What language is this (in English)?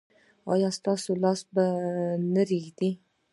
Pashto